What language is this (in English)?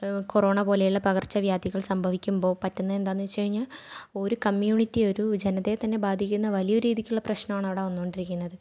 Malayalam